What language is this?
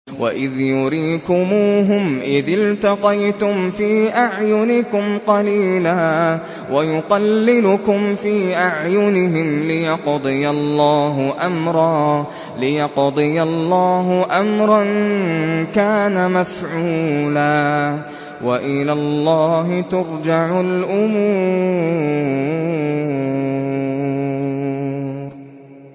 Arabic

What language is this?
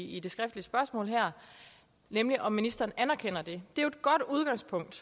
Danish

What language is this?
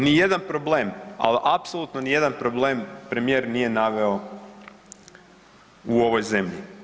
Croatian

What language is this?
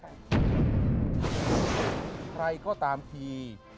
Thai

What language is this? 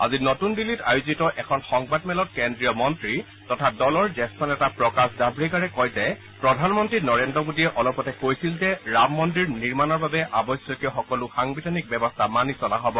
Assamese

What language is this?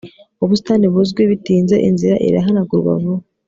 Kinyarwanda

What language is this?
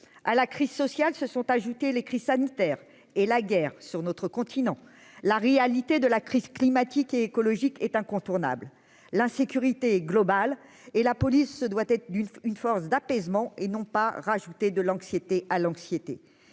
French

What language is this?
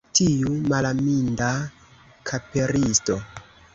Esperanto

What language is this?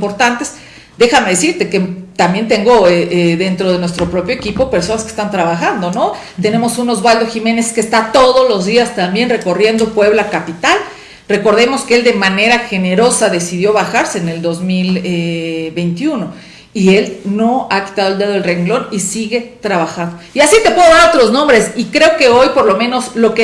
Spanish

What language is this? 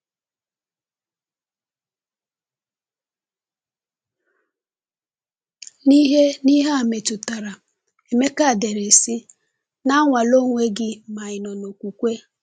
Igbo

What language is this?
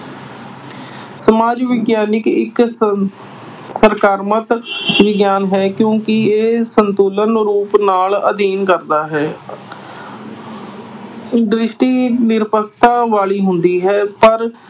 Punjabi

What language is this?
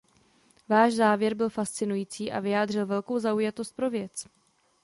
Czech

